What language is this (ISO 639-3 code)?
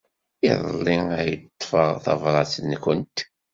kab